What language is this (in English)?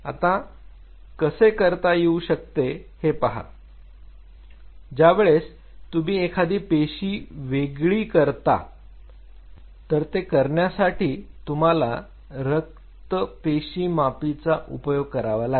Marathi